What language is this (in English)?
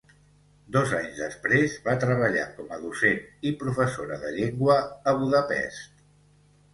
Catalan